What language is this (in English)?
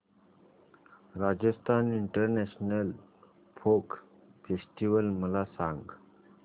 Marathi